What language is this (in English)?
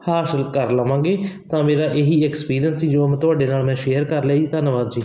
Punjabi